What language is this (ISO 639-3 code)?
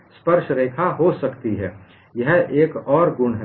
hin